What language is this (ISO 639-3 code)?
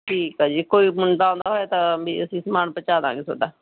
pan